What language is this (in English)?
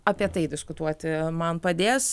Lithuanian